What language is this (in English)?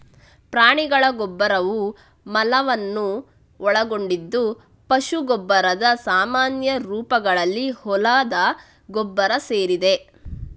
Kannada